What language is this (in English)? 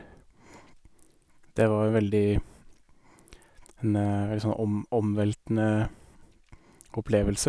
Norwegian